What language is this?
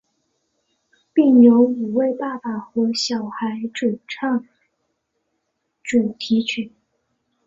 Chinese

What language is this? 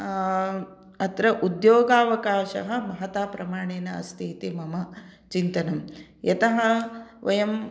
Sanskrit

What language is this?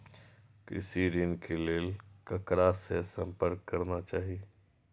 Maithili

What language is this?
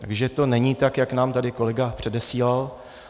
Czech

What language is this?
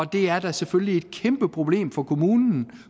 Danish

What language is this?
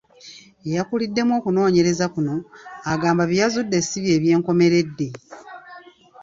Ganda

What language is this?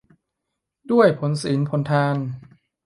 Thai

